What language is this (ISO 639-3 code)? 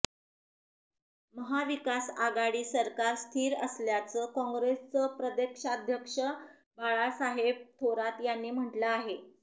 mar